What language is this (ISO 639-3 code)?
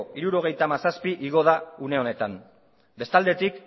eus